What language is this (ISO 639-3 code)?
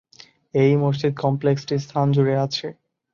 ben